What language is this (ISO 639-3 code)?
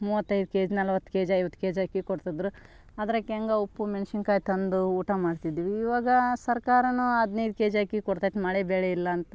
kan